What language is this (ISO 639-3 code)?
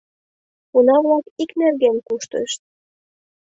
chm